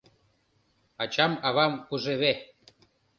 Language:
Mari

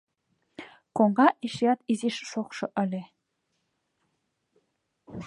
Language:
Mari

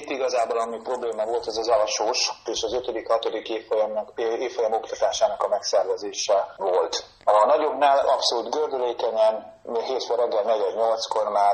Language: Hungarian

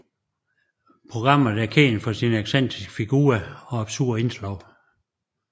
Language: Danish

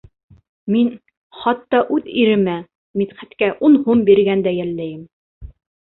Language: Bashkir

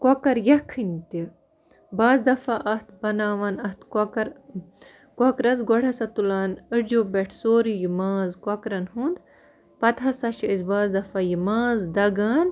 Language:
Kashmiri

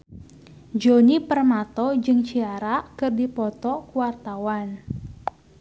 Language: Sundanese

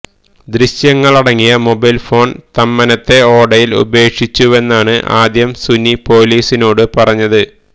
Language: Malayalam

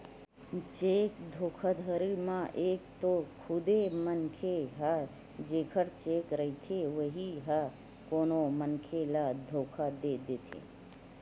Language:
Chhattisgarhi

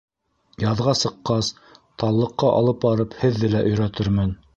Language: Bashkir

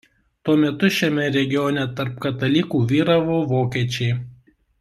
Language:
Lithuanian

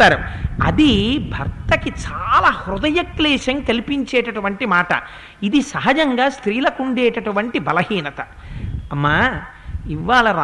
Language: Telugu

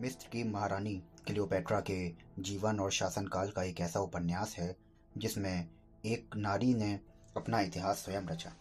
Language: Hindi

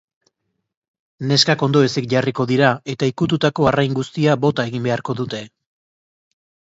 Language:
Basque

